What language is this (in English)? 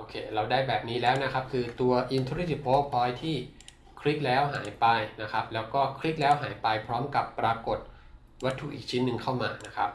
Thai